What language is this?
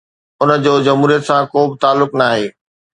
Sindhi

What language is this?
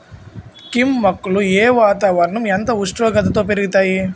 Telugu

